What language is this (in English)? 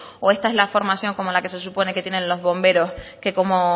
Spanish